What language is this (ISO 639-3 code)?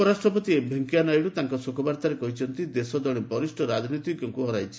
ori